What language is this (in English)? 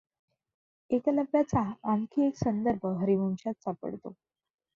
Marathi